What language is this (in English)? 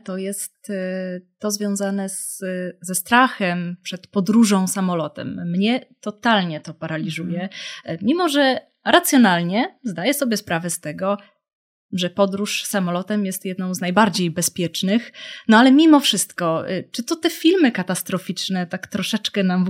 Polish